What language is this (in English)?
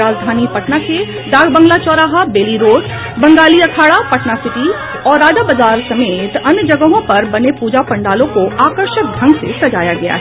Hindi